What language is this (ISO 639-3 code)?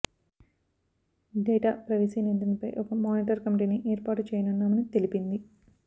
tel